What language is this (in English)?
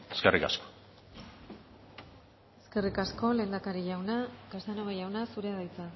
Basque